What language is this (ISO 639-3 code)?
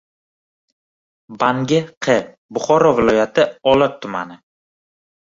uzb